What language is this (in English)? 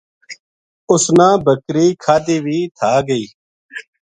Gujari